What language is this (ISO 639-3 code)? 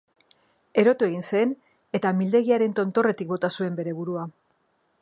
eus